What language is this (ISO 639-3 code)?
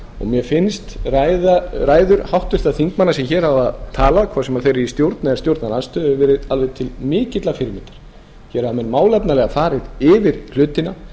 isl